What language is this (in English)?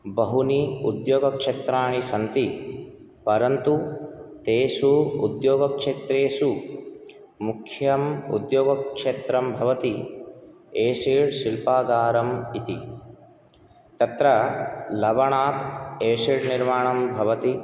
Sanskrit